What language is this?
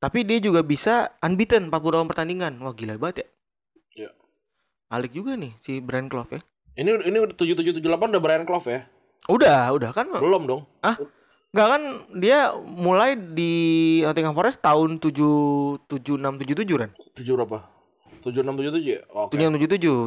Indonesian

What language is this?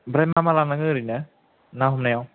Bodo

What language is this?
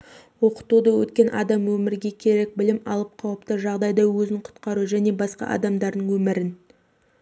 Kazakh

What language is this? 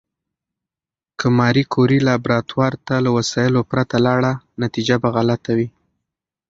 Pashto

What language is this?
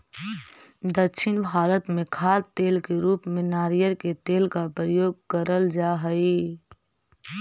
Magahi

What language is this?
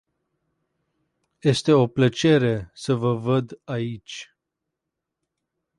Romanian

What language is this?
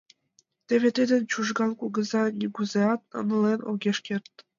Mari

